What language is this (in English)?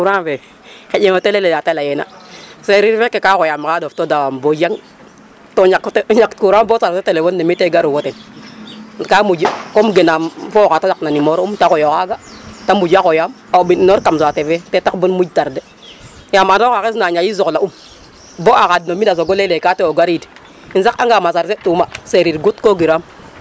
Serer